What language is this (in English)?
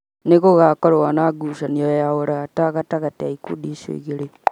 Kikuyu